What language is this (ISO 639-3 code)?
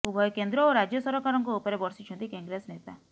ori